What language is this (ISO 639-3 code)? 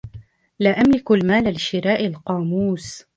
ara